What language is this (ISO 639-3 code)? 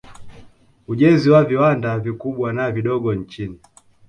swa